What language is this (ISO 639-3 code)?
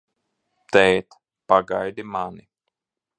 lav